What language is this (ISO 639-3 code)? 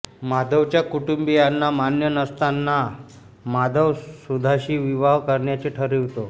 mar